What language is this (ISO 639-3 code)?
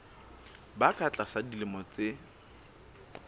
sot